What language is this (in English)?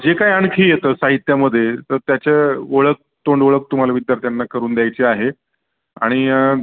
Marathi